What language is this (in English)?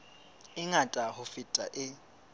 Southern Sotho